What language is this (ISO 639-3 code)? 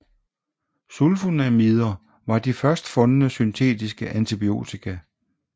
dan